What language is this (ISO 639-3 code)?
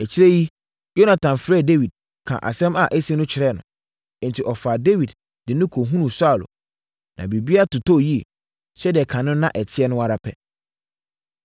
aka